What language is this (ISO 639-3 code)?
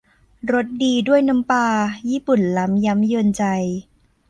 tha